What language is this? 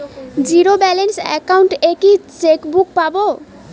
Bangla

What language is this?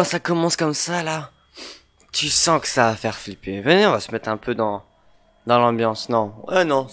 French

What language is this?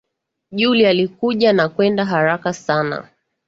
Swahili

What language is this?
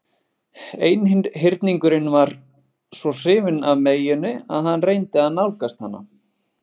Icelandic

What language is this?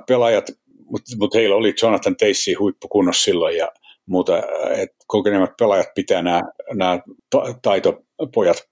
Finnish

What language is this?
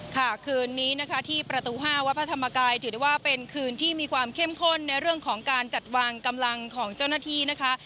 Thai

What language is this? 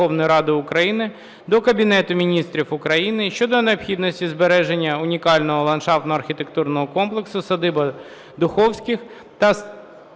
Ukrainian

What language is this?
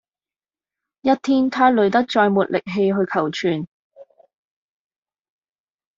Cantonese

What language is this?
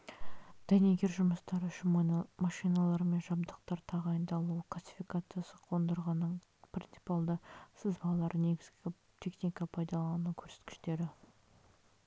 Kazakh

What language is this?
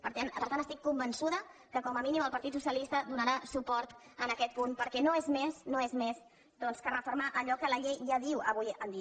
Catalan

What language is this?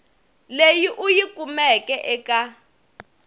Tsonga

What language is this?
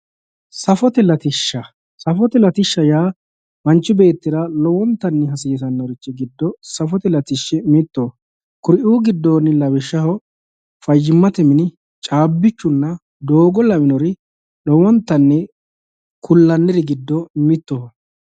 Sidamo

